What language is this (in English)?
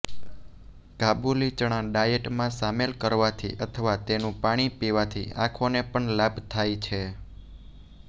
Gujarati